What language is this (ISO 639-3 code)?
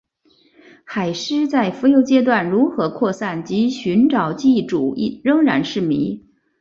zho